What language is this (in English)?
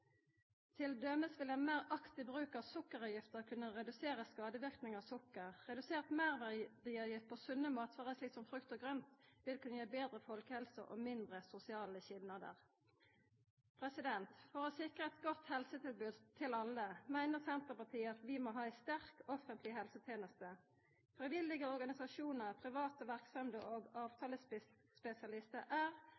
Norwegian Nynorsk